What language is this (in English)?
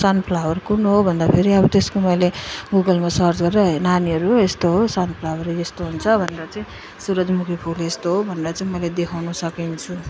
Nepali